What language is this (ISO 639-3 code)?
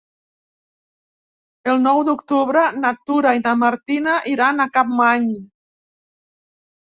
cat